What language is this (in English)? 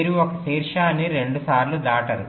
Telugu